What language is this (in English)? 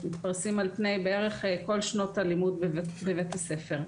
Hebrew